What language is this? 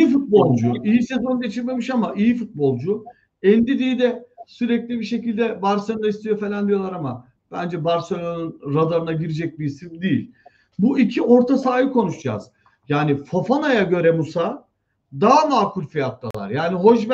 Turkish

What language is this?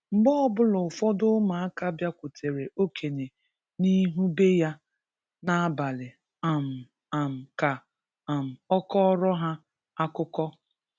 Igbo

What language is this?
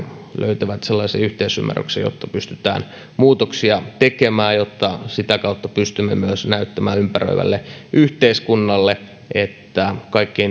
Finnish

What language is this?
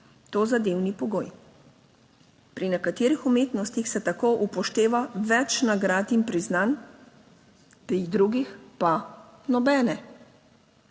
Slovenian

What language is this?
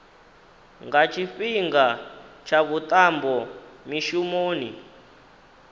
Venda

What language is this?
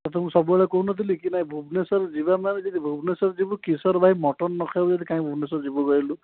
Odia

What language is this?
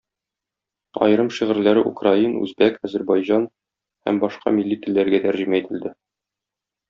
Tatar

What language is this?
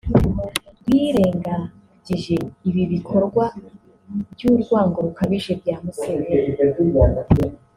Kinyarwanda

